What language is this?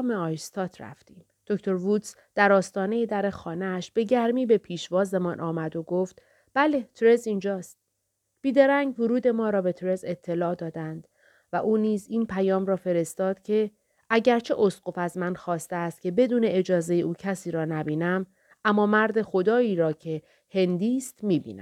Persian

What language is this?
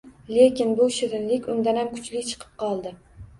Uzbek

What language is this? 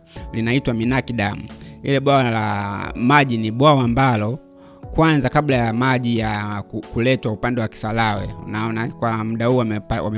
Swahili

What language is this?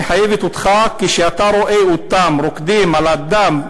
Hebrew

